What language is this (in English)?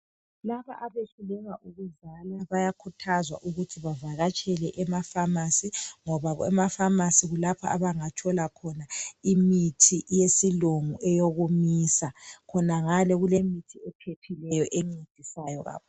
North Ndebele